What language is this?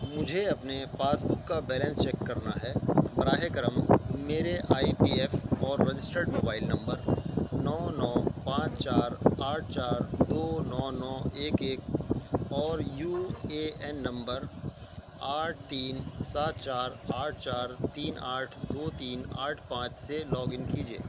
Urdu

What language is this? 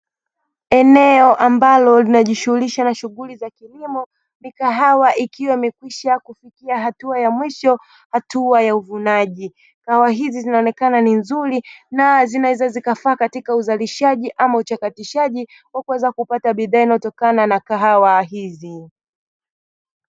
Swahili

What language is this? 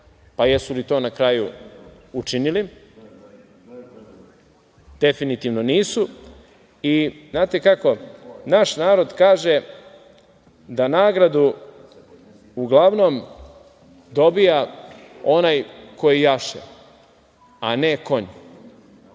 Serbian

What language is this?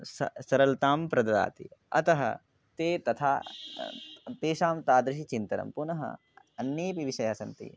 Sanskrit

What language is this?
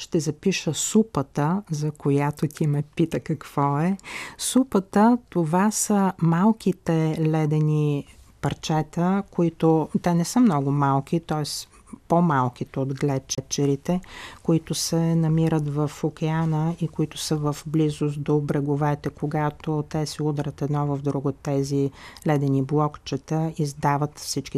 Bulgarian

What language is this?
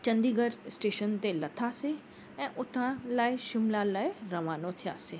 Sindhi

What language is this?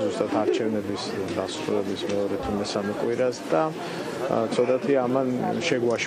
Romanian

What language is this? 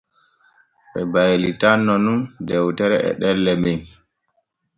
Borgu Fulfulde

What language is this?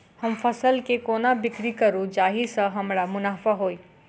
Maithili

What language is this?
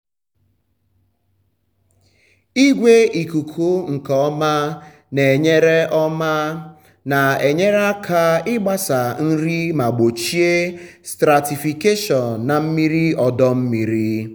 Igbo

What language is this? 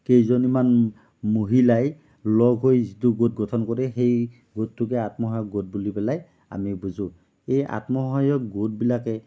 Assamese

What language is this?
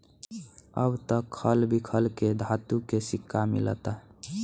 Bhojpuri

